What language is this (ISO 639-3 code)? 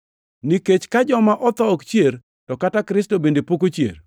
luo